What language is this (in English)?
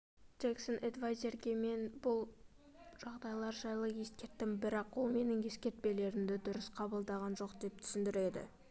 Kazakh